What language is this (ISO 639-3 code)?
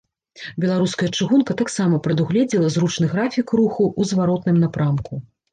bel